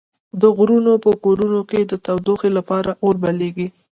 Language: Pashto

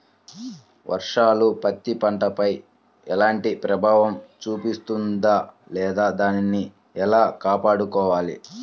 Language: Telugu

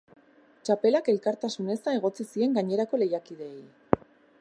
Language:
Basque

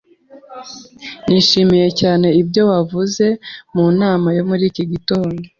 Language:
Kinyarwanda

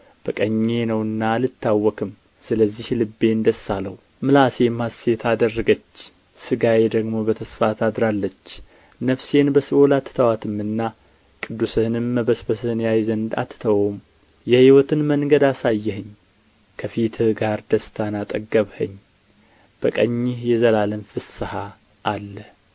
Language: Amharic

